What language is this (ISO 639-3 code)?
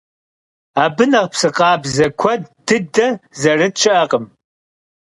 kbd